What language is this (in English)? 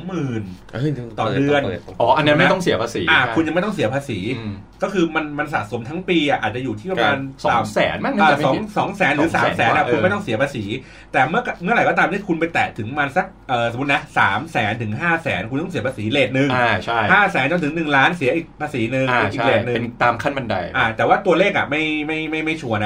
Thai